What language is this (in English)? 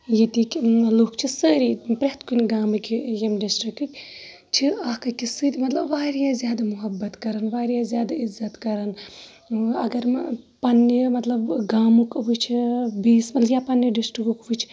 Kashmiri